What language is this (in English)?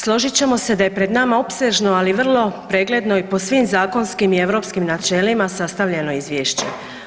Croatian